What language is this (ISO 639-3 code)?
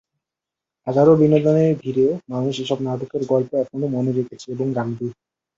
ben